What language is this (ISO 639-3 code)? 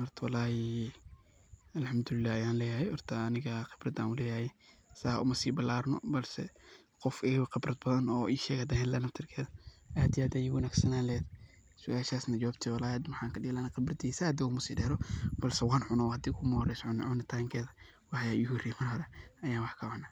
som